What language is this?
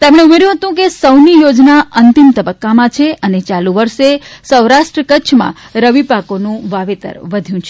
Gujarati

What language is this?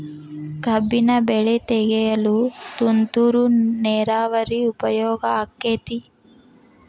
Kannada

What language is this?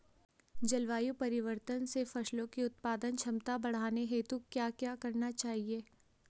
Hindi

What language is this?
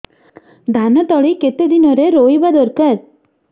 Odia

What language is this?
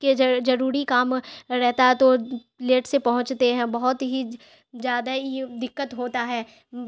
Urdu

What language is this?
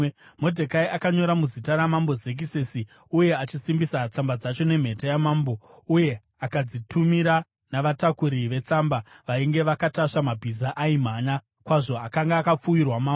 Shona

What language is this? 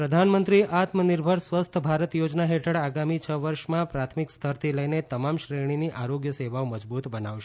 Gujarati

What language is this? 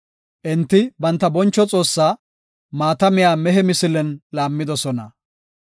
Gofa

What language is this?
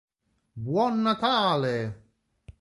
Italian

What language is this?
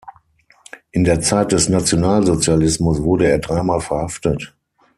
German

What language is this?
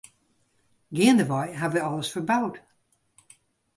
Western Frisian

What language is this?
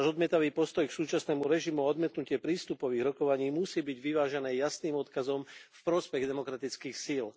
Slovak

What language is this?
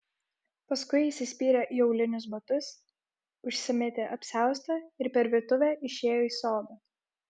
Lithuanian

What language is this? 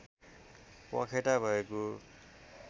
Nepali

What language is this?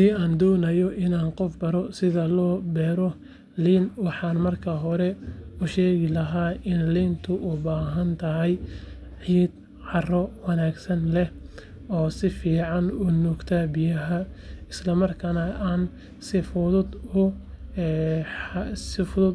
Somali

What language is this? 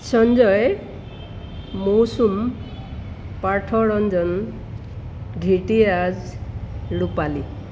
Assamese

